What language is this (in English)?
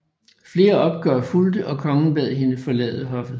Danish